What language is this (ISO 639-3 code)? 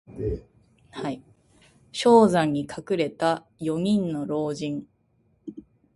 jpn